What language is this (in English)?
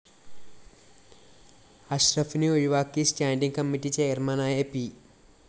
Malayalam